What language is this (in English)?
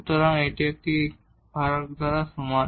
Bangla